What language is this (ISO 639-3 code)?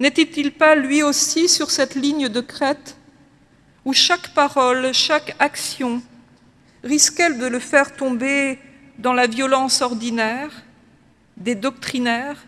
fra